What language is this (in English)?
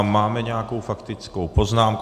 Czech